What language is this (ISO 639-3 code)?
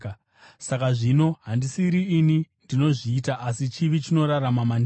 sna